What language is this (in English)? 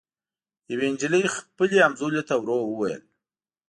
Pashto